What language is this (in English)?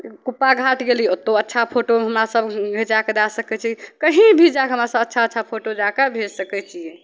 Maithili